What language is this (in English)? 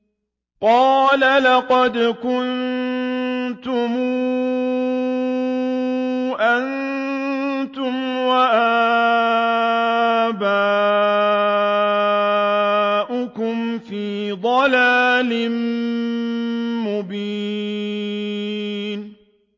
Arabic